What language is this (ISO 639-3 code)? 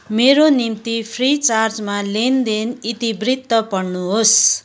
nep